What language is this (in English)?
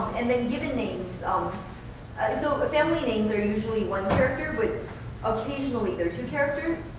English